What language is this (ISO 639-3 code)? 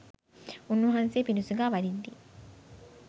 sin